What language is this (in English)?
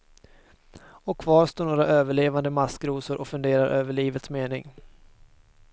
Swedish